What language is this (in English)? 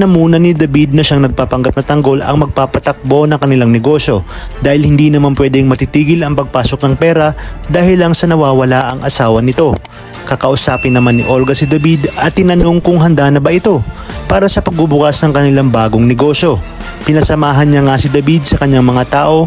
Filipino